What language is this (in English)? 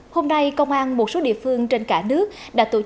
Vietnamese